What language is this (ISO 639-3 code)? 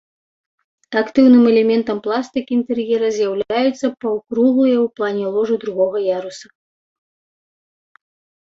bel